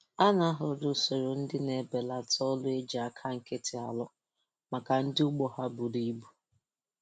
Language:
Igbo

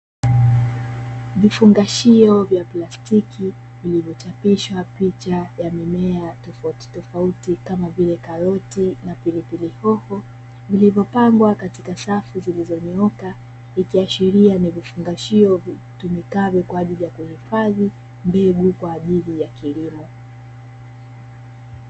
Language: Swahili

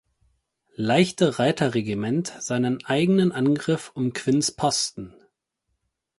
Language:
German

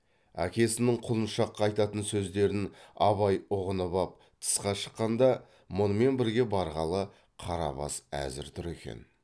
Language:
Kazakh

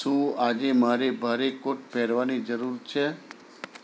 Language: Gujarati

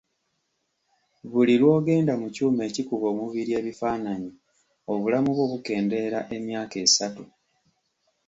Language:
Ganda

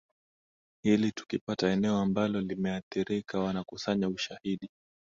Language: Swahili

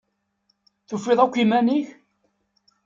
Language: Kabyle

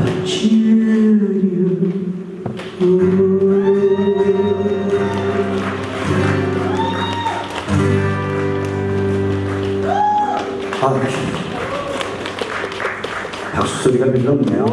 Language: Korean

